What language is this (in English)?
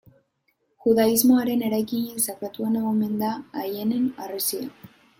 Basque